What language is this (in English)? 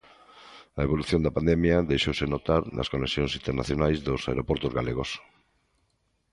Galician